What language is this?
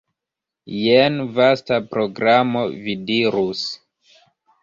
Esperanto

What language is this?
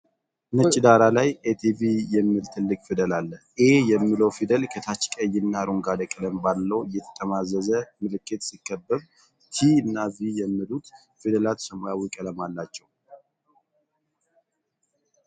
Amharic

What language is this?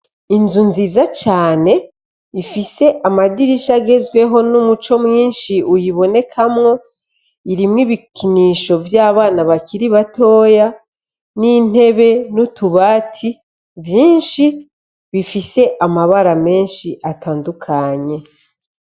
Rundi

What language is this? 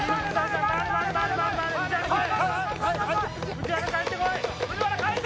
Japanese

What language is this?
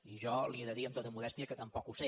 Catalan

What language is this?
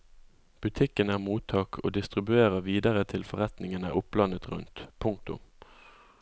Norwegian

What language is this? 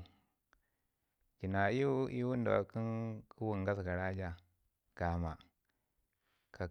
Ngizim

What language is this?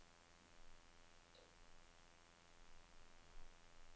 Norwegian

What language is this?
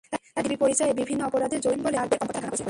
Bangla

